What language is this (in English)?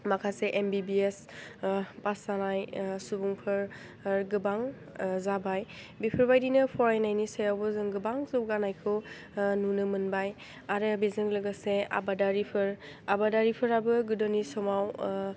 Bodo